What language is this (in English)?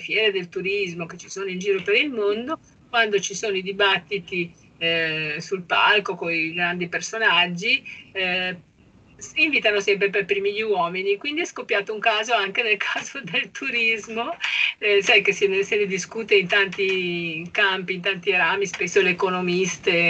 Italian